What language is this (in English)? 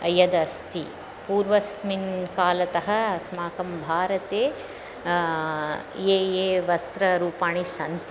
Sanskrit